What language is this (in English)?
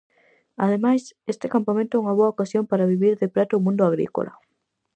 Galician